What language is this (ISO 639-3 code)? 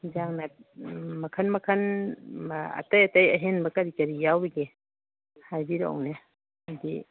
mni